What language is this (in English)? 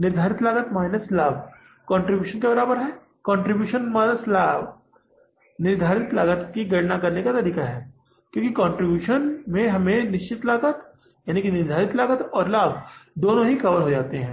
Hindi